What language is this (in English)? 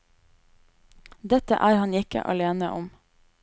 Norwegian